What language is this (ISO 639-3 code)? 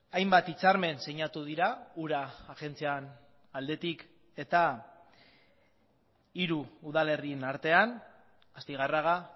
eus